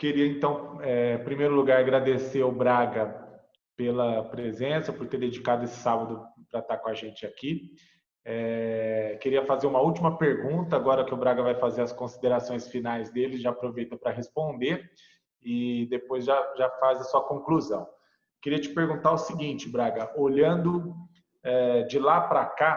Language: Portuguese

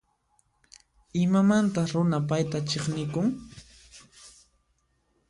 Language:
Puno Quechua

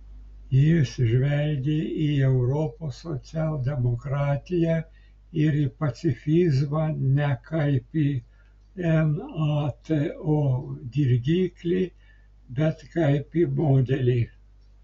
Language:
Lithuanian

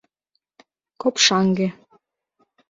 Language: Mari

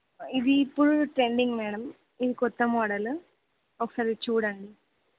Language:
Telugu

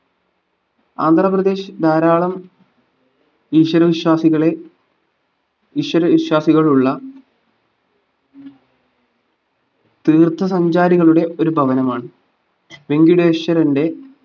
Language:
Malayalam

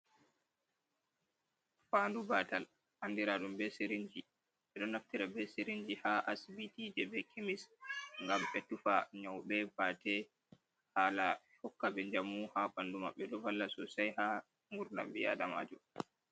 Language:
Fula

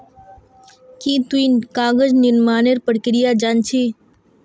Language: Magahi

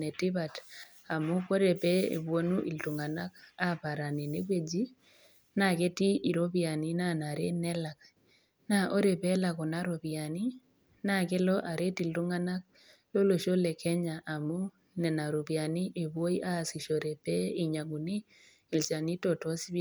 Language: Masai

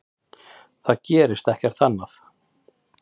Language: Icelandic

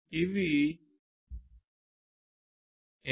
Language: Telugu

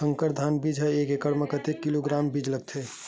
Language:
Chhattisgarhi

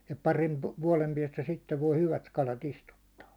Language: Finnish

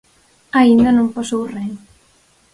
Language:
Galician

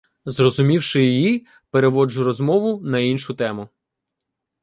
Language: Ukrainian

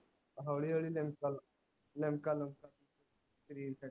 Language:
Punjabi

